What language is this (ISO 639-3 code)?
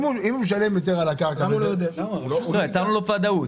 heb